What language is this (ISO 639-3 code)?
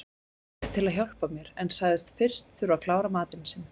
isl